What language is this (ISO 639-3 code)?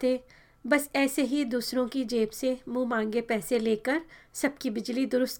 hin